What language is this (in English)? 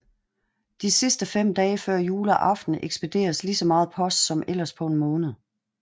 Danish